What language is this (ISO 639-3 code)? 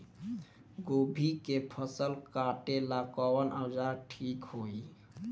bho